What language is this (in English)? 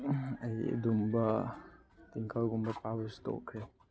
Manipuri